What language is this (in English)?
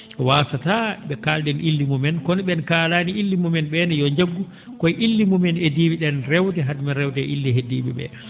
Fula